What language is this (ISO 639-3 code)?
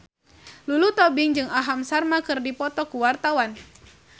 sun